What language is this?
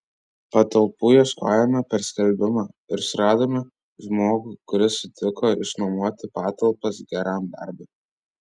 Lithuanian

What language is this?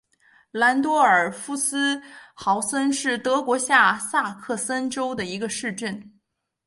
Chinese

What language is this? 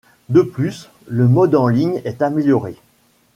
French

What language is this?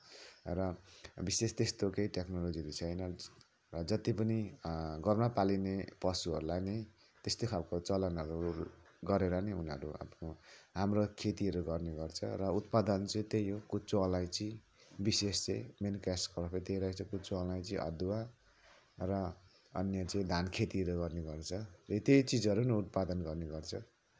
Nepali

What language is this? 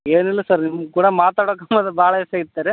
Kannada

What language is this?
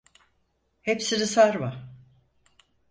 Turkish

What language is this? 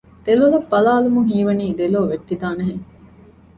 Divehi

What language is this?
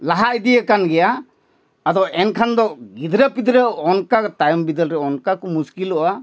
Santali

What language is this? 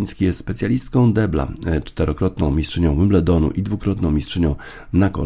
Polish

